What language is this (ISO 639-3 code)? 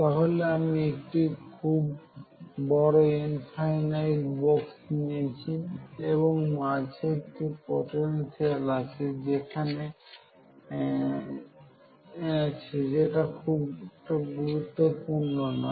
ben